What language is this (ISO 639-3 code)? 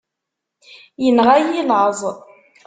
kab